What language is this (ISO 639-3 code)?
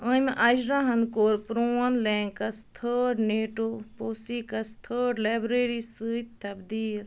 kas